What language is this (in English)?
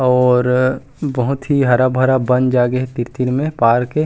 Chhattisgarhi